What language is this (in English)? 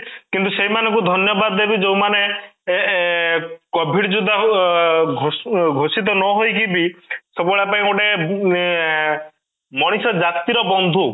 Odia